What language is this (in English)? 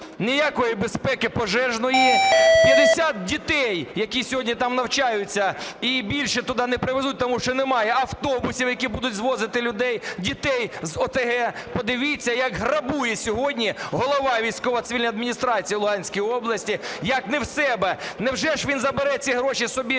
Ukrainian